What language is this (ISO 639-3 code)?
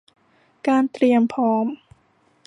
tha